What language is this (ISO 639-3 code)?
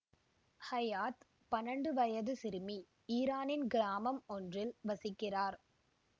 tam